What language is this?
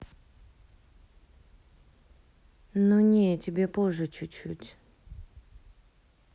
Russian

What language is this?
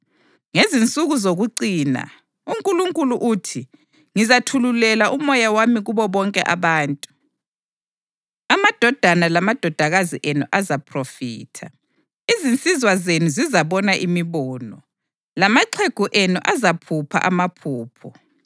North Ndebele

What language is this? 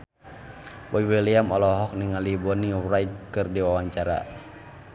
Sundanese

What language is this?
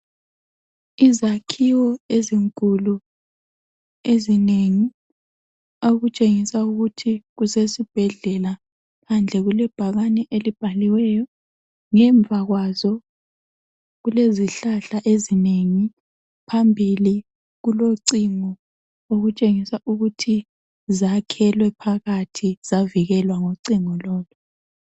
North Ndebele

